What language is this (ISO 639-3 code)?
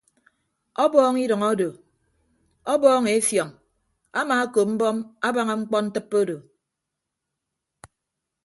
ibb